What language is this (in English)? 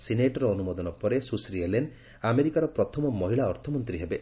Odia